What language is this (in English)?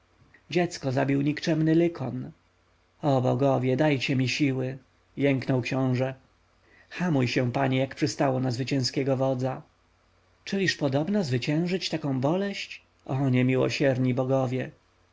Polish